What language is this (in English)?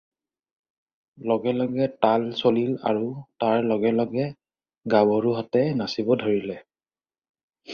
Assamese